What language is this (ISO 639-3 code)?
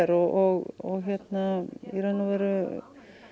isl